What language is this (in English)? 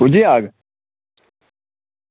Dogri